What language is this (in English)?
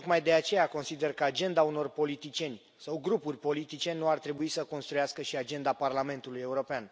Romanian